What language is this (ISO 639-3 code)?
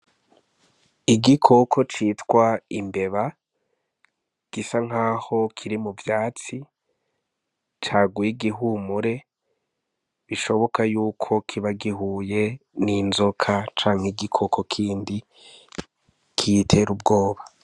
run